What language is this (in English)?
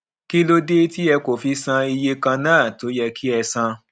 Yoruba